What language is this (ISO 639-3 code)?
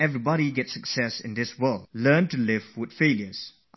eng